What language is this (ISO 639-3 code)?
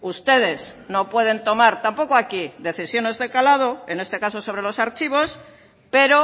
spa